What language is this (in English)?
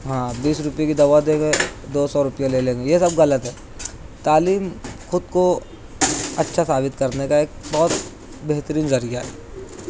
Urdu